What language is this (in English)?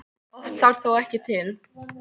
Icelandic